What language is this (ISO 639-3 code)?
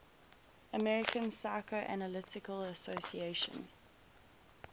eng